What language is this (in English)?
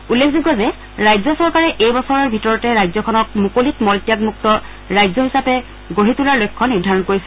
Assamese